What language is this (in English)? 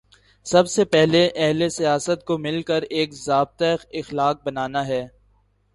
Urdu